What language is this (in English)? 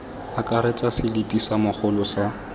Tswana